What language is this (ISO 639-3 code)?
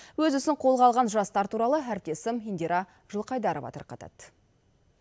kaz